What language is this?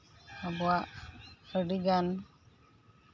Santali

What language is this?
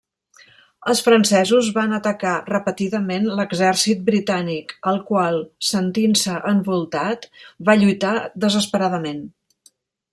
Catalan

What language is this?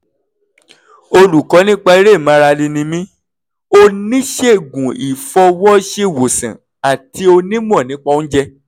Yoruba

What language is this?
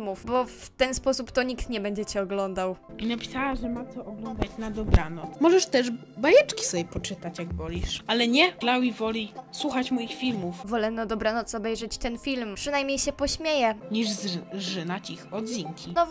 Polish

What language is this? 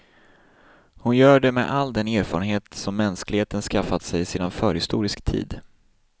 Swedish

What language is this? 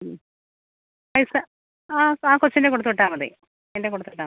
Malayalam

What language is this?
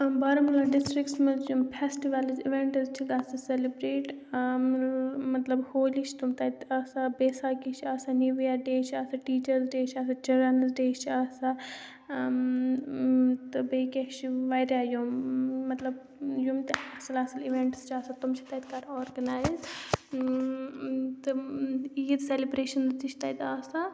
Kashmiri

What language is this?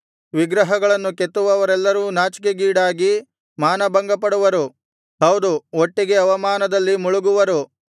Kannada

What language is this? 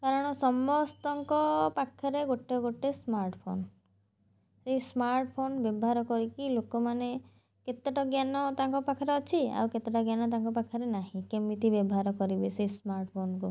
Odia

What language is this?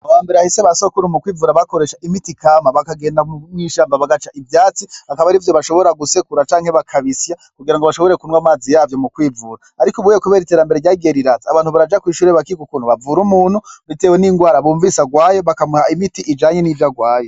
Rundi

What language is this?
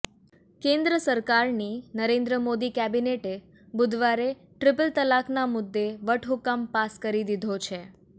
Gujarati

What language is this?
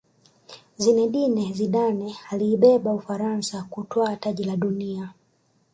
Swahili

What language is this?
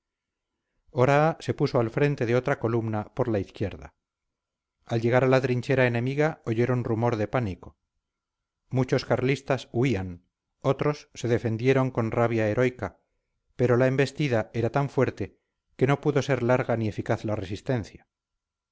Spanish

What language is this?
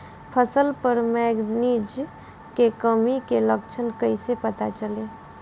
Bhojpuri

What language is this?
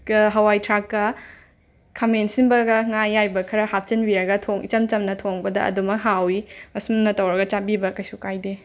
Manipuri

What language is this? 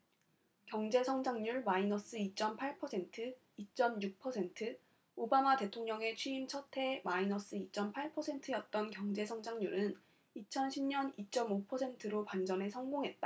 Korean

